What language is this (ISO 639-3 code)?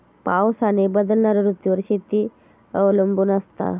mar